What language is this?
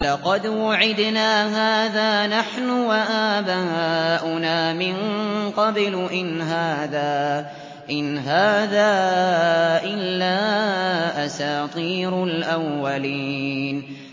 Arabic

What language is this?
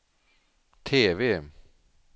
Swedish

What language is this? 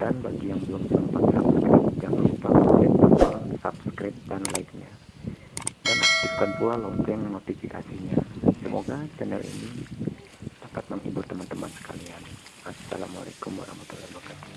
Indonesian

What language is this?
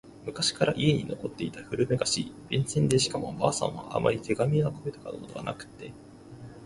Japanese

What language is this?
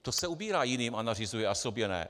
Czech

